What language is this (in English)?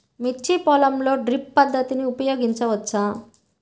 Telugu